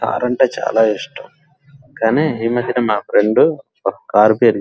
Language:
Telugu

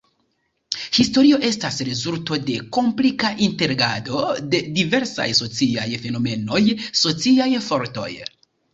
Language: Esperanto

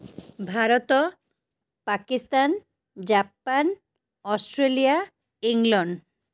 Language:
Odia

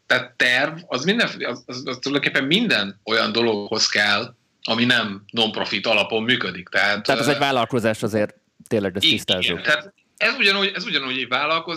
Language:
Hungarian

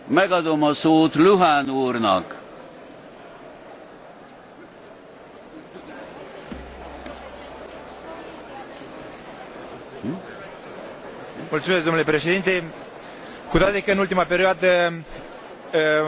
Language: Romanian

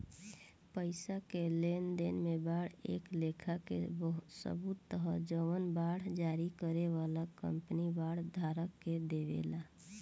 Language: Bhojpuri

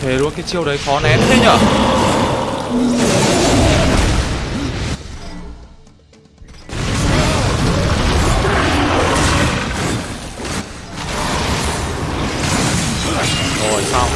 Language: Vietnamese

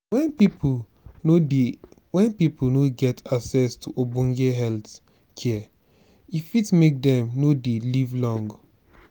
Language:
Nigerian Pidgin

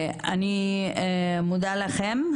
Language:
Hebrew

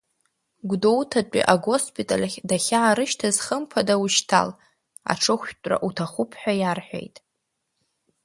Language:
Abkhazian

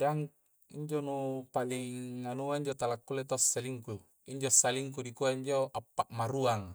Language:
Coastal Konjo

